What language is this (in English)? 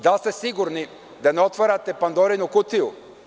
Serbian